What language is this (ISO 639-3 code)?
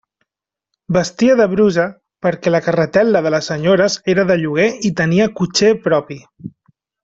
cat